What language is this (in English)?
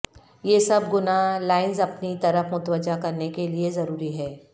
Urdu